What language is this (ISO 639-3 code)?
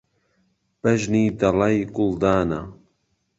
ckb